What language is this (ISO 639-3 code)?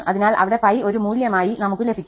mal